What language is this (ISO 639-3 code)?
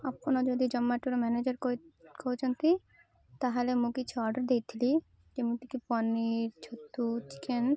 ori